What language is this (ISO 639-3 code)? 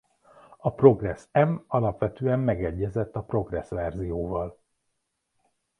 hun